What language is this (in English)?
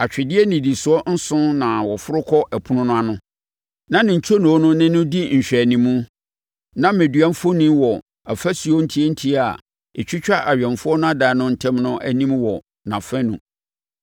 Akan